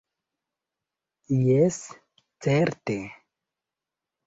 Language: Esperanto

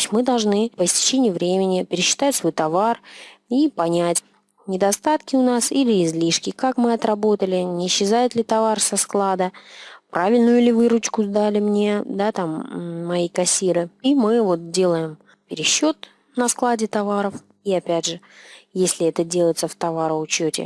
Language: Russian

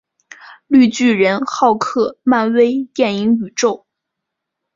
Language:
Chinese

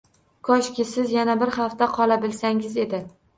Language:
Uzbek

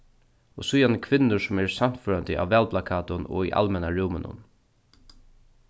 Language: Faroese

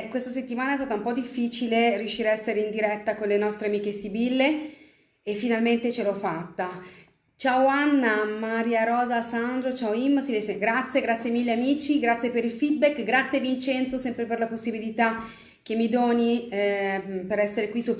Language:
Italian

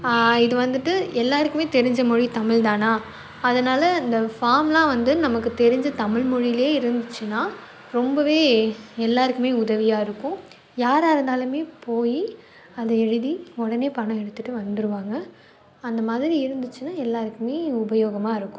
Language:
Tamil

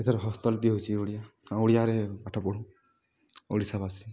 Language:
Odia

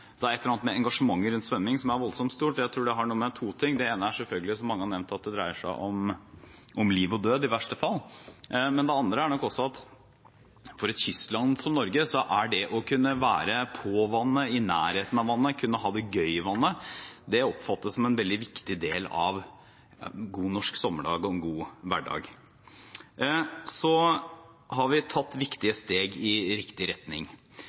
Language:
Norwegian Bokmål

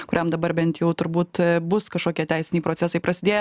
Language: Lithuanian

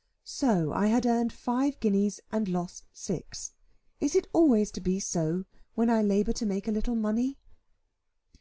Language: English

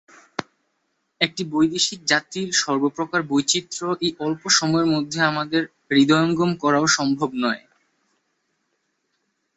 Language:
Bangla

